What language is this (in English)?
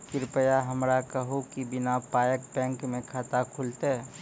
Maithili